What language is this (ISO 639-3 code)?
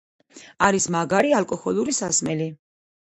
kat